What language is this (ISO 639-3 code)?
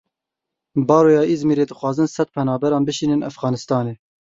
kur